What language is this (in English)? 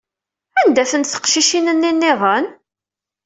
Kabyle